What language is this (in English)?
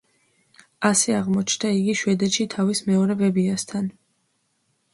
Georgian